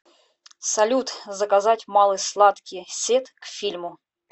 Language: Russian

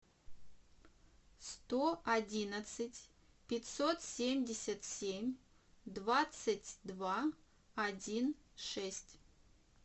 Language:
Russian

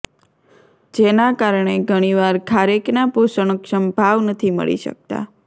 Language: Gujarati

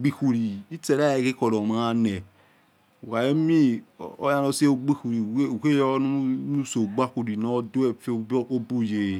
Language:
Yekhee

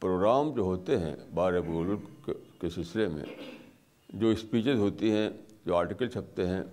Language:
Urdu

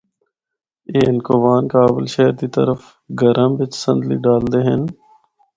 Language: Northern Hindko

